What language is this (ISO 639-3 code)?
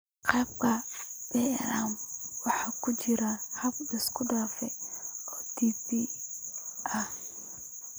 som